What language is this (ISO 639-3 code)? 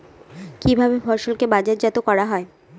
ben